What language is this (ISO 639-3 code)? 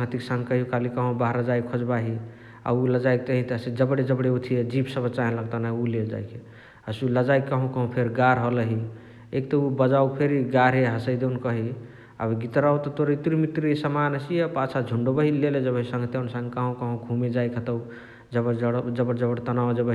the